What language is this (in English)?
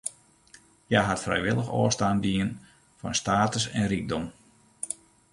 Western Frisian